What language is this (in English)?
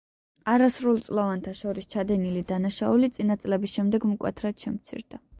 Georgian